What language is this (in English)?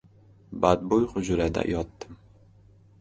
Uzbek